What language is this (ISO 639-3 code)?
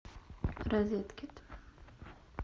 rus